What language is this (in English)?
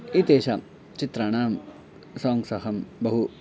Sanskrit